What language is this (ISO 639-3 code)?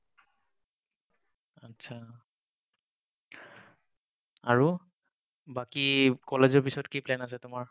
asm